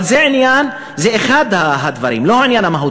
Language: Hebrew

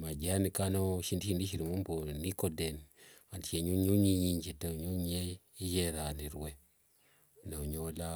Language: Wanga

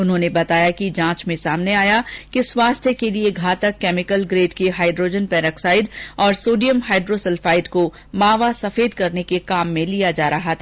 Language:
Hindi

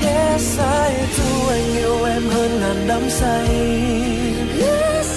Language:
Vietnamese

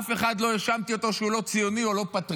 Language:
Hebrew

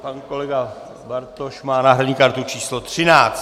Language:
Czech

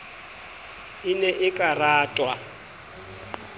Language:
Southern Sotho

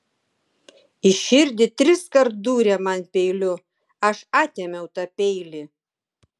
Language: Lithuanian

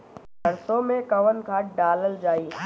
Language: Bhojpuri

